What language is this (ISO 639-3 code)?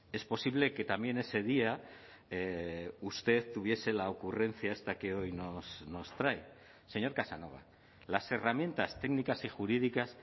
spa